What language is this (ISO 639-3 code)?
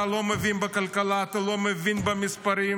heb